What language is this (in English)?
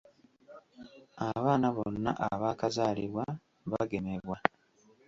Ganda